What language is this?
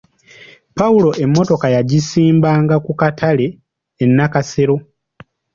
Ganda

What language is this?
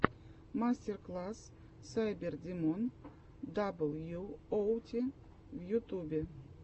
Russian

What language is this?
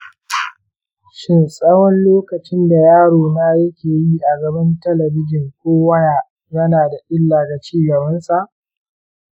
Hausa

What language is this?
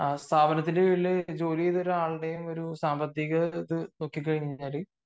Malayalam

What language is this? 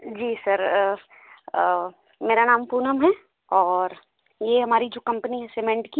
Hindi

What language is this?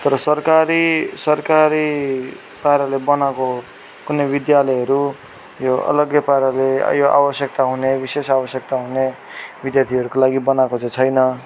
Nepali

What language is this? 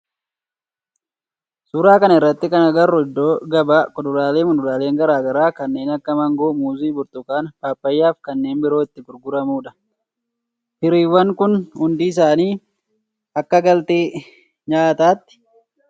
Oromo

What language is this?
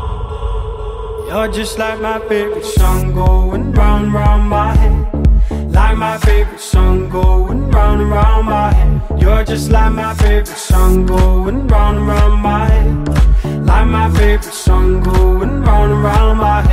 Italian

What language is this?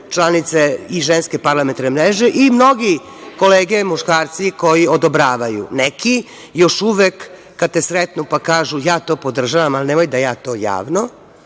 Serbian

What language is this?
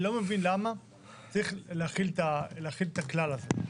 Hebrew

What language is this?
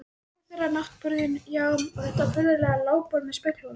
Icelandic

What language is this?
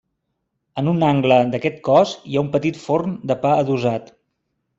Catalan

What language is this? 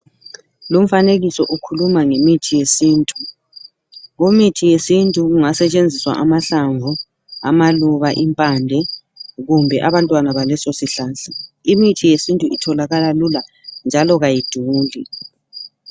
North Ndebele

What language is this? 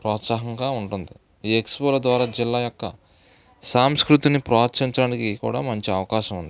Telugu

